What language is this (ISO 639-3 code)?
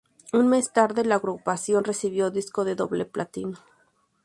spa